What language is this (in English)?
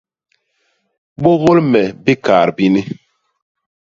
Basaa